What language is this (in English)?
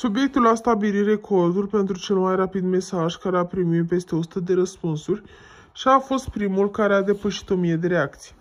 Romanian